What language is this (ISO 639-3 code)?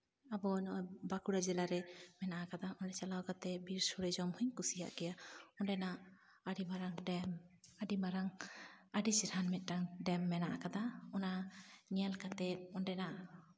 sat